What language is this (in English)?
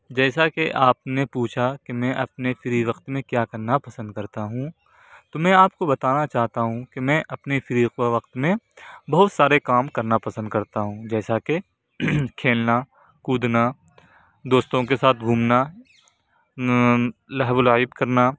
Urdu